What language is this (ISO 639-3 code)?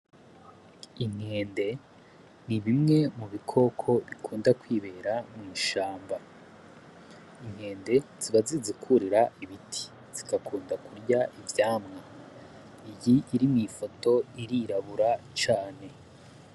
run